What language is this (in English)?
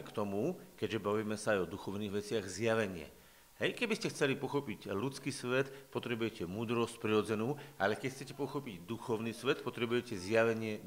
Slovak